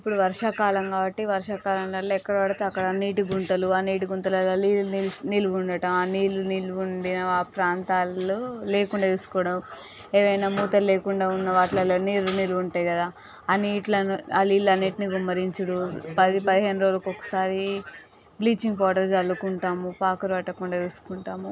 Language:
Telugu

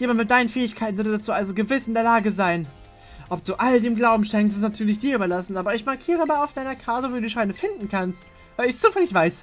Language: German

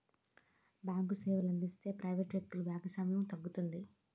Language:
Telugu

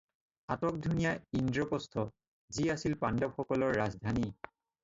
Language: Assamese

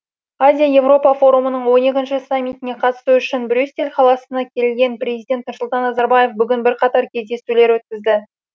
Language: Kazakh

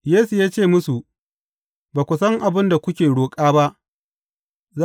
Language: Hausa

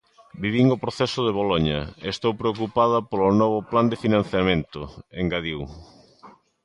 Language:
Galician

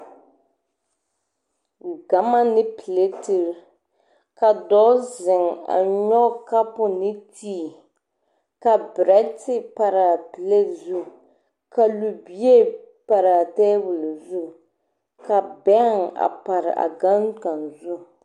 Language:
Southern Dagaare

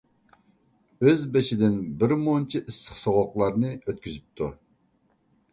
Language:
Uyghur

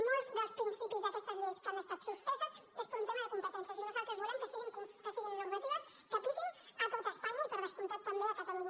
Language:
Catalan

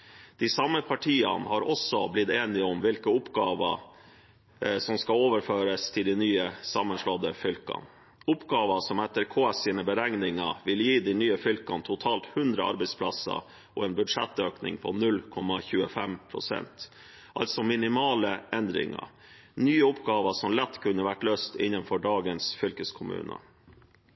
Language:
Norwegian Bokmål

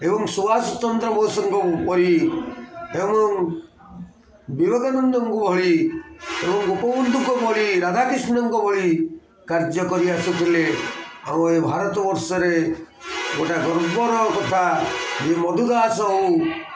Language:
Odia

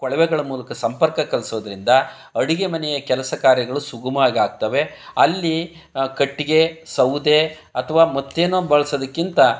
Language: Kannada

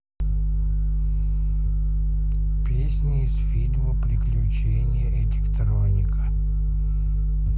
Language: Russian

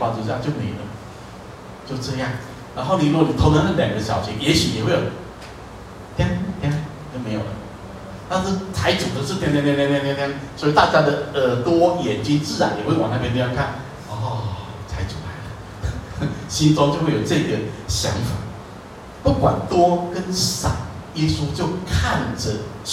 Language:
Chinese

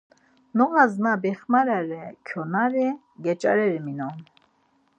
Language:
Laz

